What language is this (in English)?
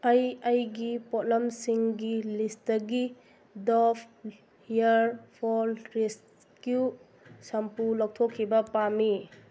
Manipuri